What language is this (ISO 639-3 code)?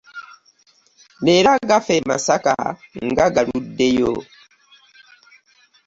lug